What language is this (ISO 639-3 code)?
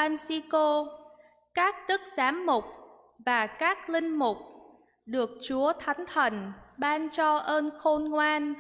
vie